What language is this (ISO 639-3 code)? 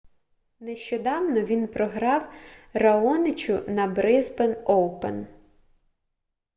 ukr